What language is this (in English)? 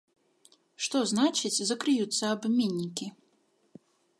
Belarusian